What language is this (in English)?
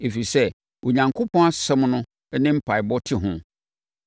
Akan